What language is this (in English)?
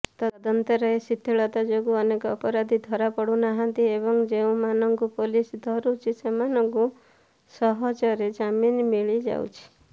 Odia